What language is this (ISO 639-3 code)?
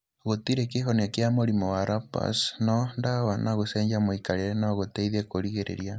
kik